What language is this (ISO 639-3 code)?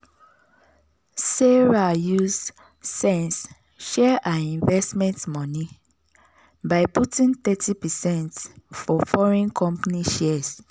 pcm